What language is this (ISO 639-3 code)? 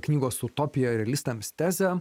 lit